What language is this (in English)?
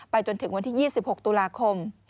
Thai